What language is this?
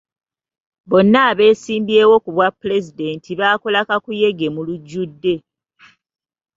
Ganda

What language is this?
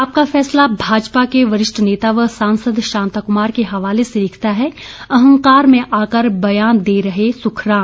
Hindi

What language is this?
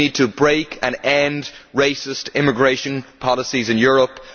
English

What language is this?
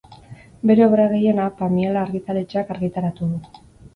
Basque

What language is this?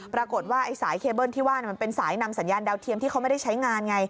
Thai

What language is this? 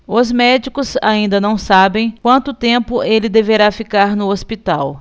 Portuguese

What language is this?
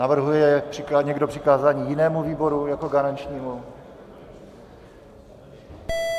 Czech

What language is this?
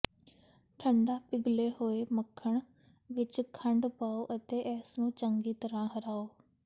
Punjabi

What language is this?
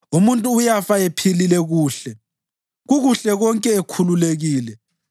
North Ndebele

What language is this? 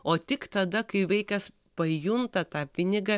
Lithuanian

